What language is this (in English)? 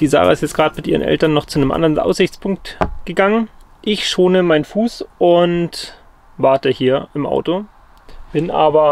German